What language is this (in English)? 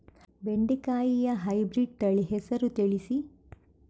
Kannada